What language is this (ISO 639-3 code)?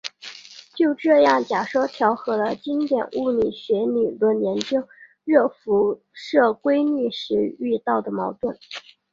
zho